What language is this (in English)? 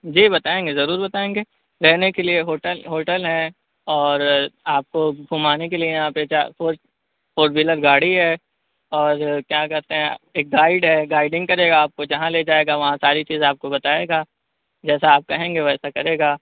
Urdu